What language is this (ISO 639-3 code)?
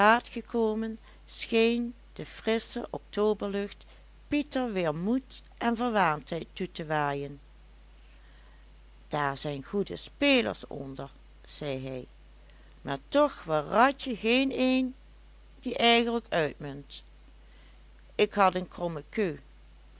nld